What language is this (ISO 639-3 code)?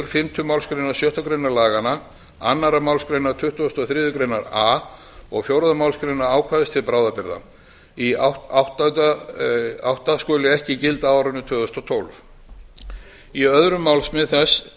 isl